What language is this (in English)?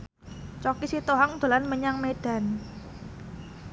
Javanese